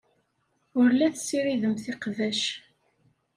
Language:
Kabyle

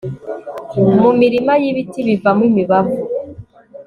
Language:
Kinyarwanda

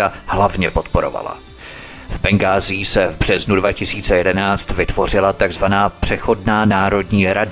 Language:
Czech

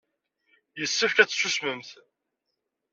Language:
Kabyle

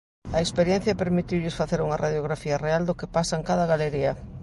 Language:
Galician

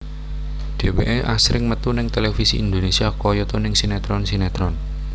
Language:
Javanese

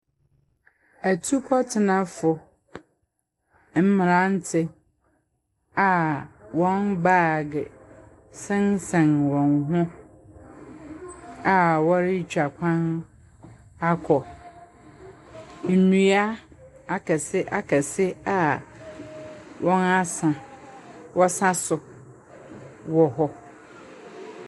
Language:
Akan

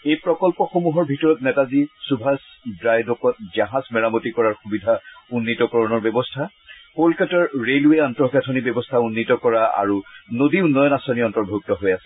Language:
Assamese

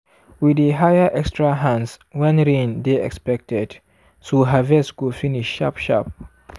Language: Nigerian Pidgin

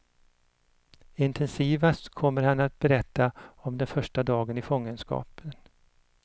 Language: Swedish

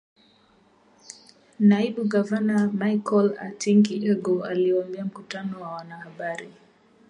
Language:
Swahili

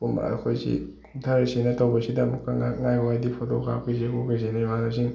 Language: Manipuri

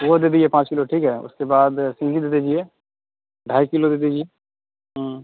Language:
Urdu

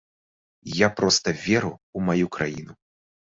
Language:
Belarusian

